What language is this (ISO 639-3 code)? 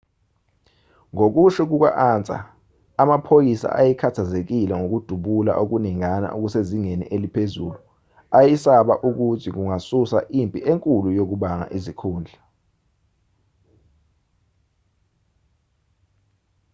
zul